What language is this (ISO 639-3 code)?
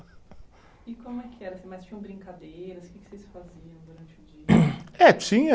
por